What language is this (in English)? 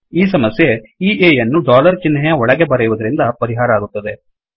Kannada